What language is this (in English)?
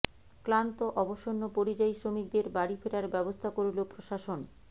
Bangla